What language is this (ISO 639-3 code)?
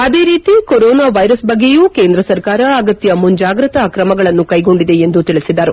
kan